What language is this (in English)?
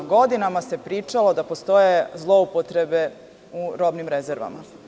Serbian